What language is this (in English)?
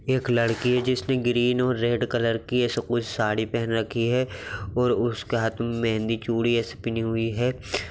Magahi